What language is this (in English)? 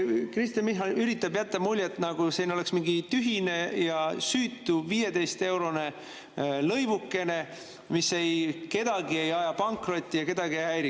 Estonian